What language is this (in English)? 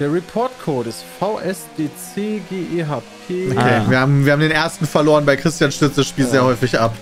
German